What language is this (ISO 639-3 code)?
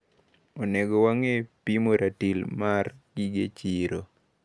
luo